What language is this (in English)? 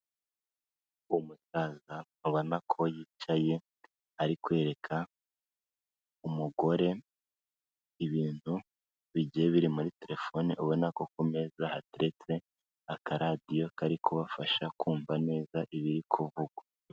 Kinyarwanda